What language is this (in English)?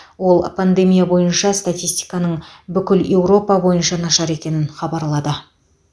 Kazakh